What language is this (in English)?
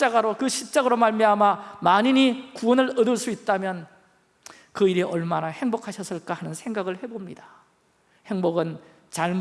Korean